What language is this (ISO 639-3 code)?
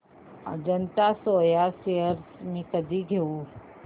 mar